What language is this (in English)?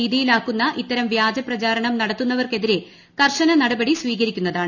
Malayalam